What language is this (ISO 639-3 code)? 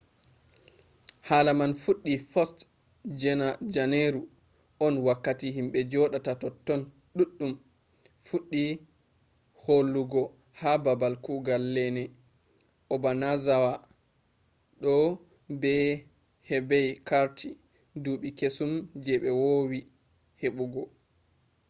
ful